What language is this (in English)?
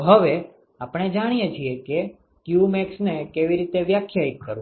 Gujarati